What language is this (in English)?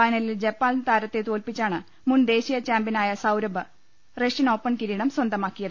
Malayalam